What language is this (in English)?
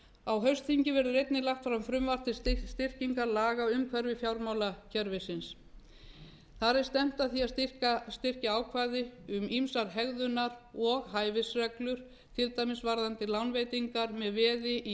Icelandic